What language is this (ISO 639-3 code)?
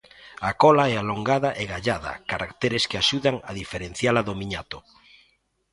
glg